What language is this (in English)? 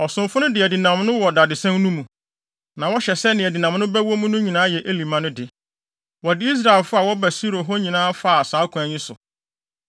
Akan